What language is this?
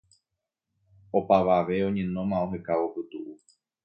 Guarani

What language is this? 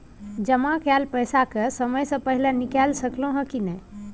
Maithili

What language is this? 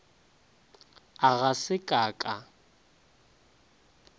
Northern Sotho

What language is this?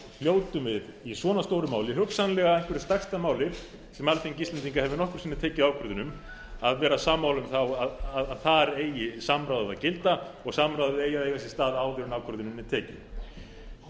Icelandic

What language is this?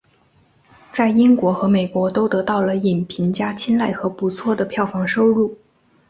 Chinese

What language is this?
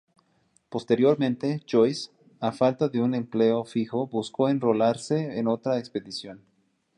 Spanish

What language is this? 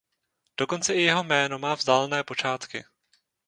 Czech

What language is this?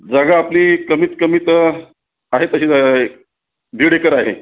Marathi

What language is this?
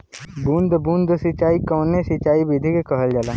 Bhojpuri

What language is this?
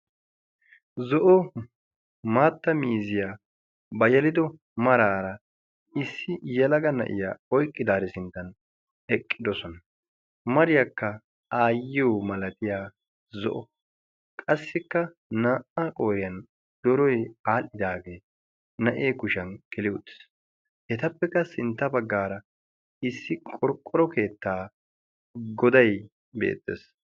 Wolaytta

